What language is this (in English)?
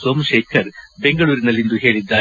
Kannada